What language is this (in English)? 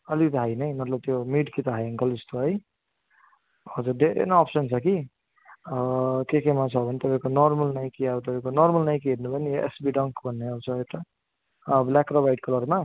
Nepali